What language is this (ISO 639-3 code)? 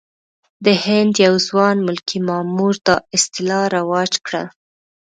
pus